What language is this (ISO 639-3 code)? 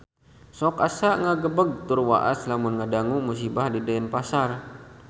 sun